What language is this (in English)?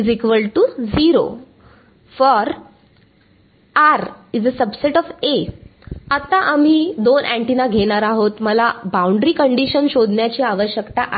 Marathi